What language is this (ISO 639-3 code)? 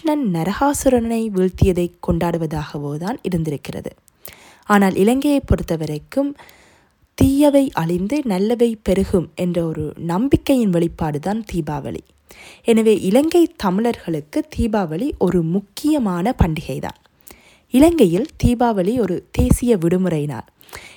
tam